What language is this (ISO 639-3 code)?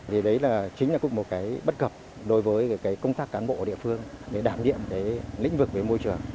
vie